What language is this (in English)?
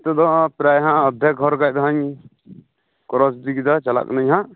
Santali